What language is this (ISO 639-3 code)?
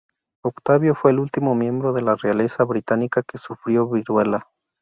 spa